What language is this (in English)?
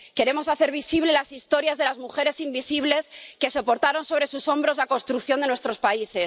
Spanish